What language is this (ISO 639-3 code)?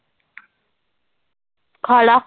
pan